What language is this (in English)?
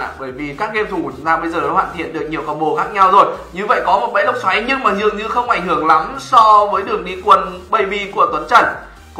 Vietnamese